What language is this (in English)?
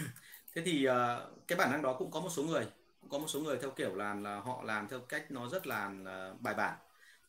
Vietnamese